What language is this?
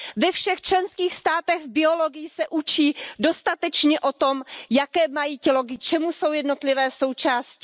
Czech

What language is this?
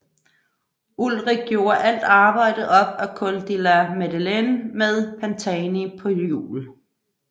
Danish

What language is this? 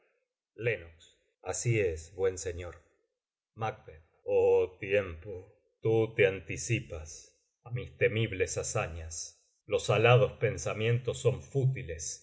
Spanish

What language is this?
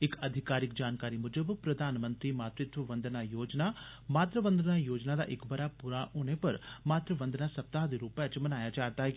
Dogri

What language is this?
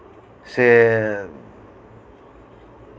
Santali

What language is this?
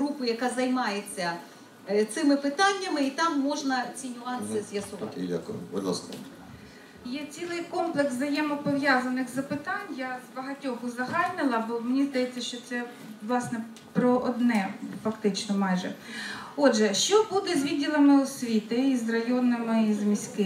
Ukrainian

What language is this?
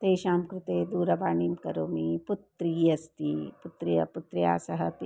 Sanskrit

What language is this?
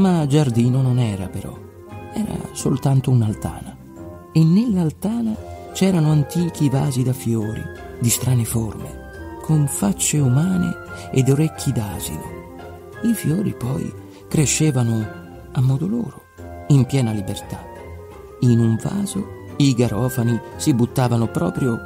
Italian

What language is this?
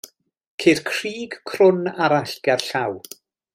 Welsh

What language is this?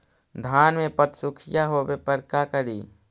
Magahi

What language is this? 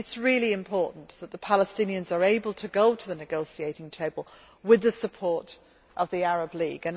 English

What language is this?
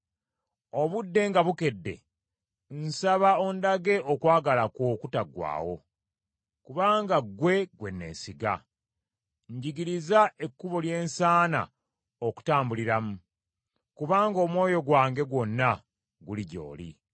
Ganda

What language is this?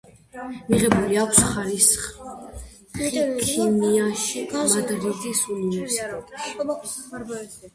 Georgian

